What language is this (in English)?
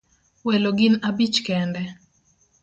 Luo (Kenya and Tanzania)